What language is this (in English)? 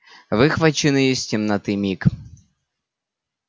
Russian